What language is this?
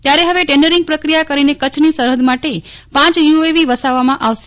Gujarati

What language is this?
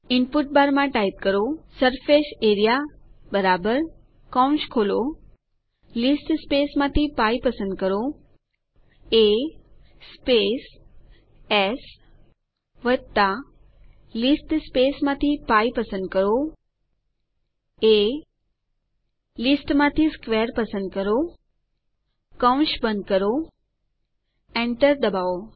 Gujarati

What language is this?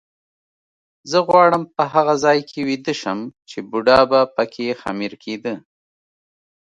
Pashto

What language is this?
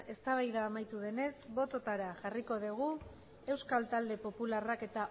Basque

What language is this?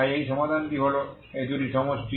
Bangla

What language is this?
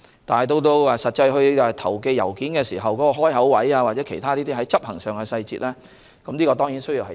Cantonese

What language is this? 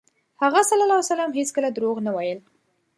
Pashto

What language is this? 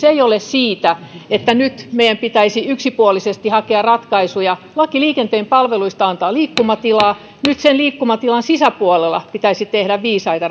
Finnish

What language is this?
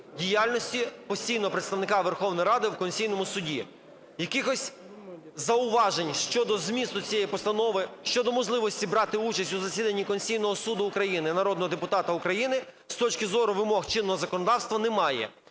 Ukrainian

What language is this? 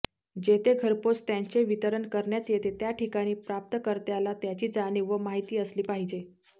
Marathi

